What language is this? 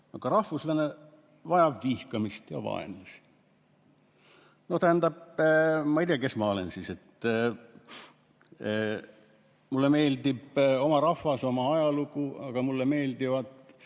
Estonian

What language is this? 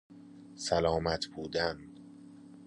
Persian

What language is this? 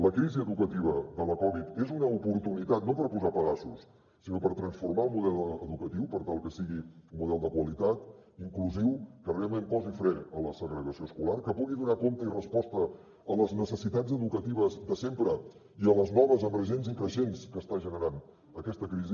Catalan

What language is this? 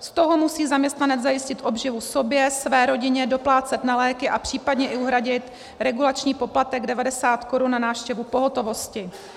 Czech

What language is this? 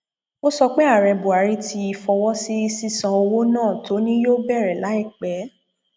Yoruba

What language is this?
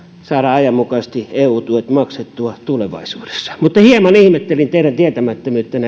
Finnish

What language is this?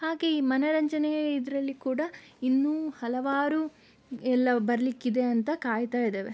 Kannada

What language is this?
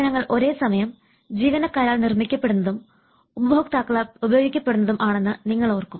Malayalam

